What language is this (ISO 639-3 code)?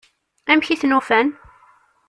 kab